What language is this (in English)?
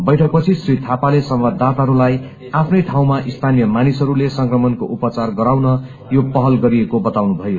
Nepali